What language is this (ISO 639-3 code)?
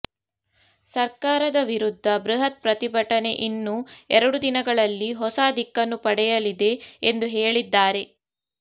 kan